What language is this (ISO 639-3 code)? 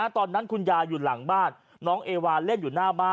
tha